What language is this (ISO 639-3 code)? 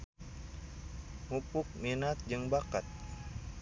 sun